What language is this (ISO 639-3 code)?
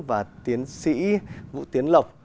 vie